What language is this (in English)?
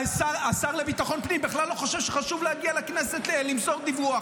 Hebrew